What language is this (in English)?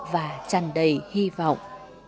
Vietnamese